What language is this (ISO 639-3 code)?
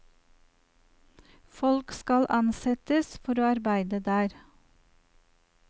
nor